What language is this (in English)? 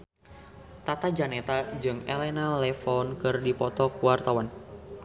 Sundanese